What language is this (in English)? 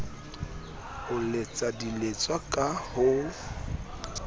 Southern Sotho